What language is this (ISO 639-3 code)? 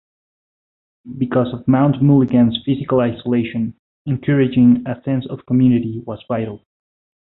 eng